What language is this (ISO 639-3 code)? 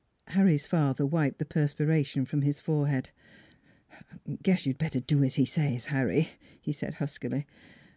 eng